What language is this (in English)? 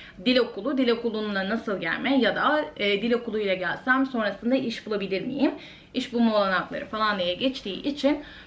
Turkish